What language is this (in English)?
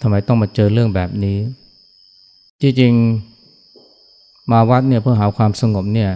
Thai